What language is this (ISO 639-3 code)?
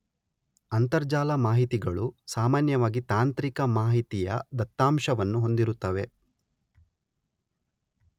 kan